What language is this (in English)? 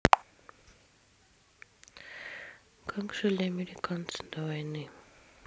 Russian